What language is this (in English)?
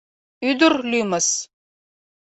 Mari